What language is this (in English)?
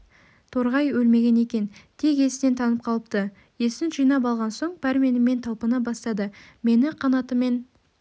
Kazakh